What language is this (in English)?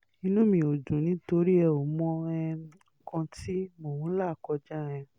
Yoruba